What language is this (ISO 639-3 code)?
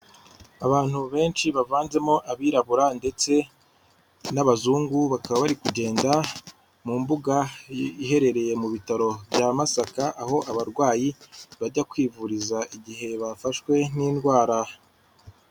kin